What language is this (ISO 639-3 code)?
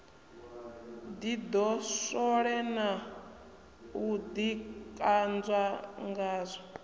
ven